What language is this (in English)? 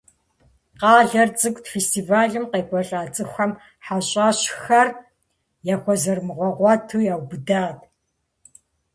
Kabardian